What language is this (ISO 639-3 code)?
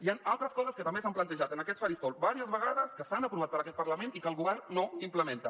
cat